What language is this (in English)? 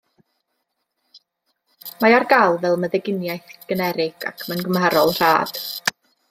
Welsh